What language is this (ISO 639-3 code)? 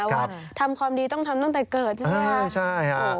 tha